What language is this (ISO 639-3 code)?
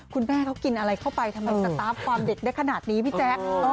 tha